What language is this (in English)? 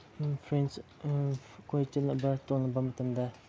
Manipuri